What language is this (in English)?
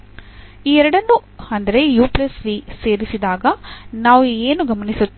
Kannada